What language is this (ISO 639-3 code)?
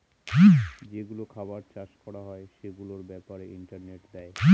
ben